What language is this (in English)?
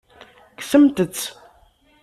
Kabyle